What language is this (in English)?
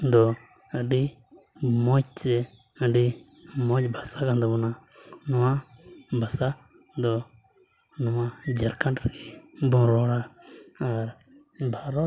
Santali